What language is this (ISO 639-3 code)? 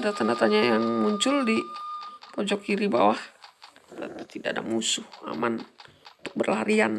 ind